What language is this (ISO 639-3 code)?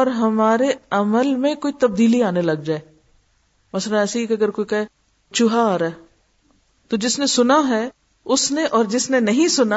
urd